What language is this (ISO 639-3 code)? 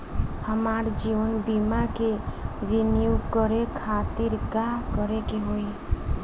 bho